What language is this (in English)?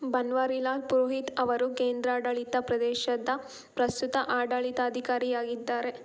Kannada